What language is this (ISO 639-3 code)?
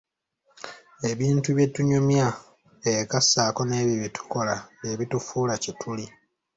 lug